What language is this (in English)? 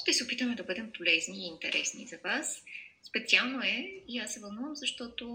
Bulgarian